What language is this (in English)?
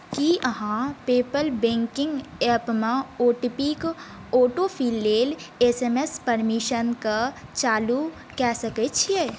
Maithili